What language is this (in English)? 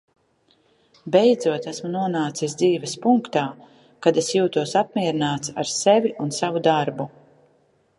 Latvian